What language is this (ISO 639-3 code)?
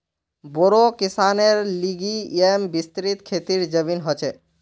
mag